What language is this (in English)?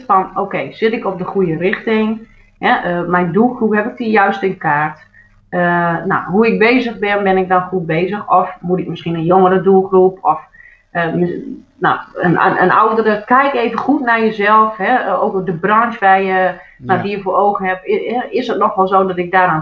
Dutch